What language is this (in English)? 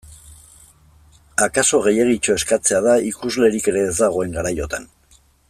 Basque